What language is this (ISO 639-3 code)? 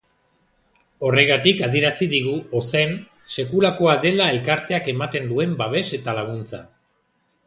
eus